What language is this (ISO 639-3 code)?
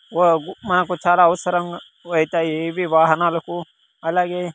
tel